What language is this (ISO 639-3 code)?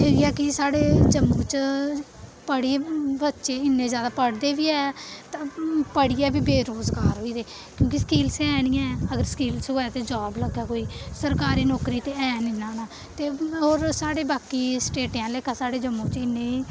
doi